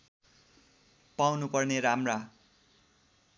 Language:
Nepali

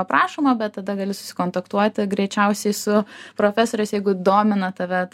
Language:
Lithuanian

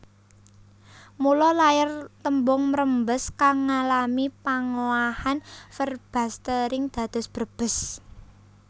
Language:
Javanese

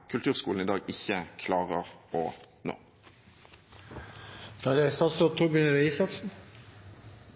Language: Norwegian Bokmål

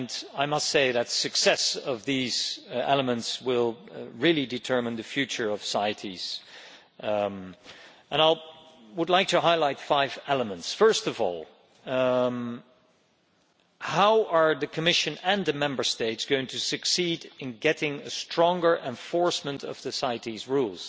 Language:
English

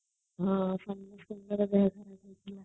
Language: Odia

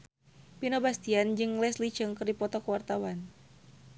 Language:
Sundanese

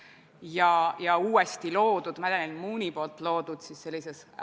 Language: Estonian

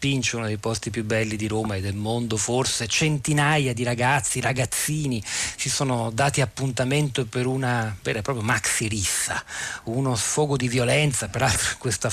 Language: Italian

